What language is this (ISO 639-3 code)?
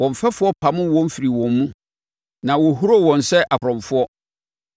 aka